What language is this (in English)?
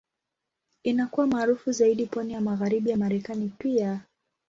Swahili